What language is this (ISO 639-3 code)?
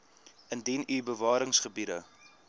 afr